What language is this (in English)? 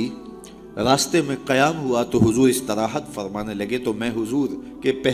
Urdu